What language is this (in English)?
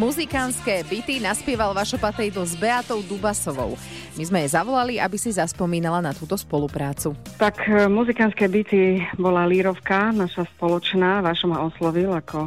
Slovak